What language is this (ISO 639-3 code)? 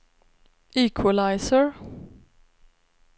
swe